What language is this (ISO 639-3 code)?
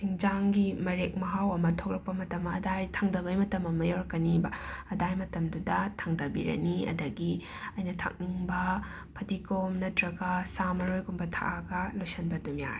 mni